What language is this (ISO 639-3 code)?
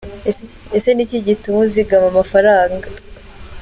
kin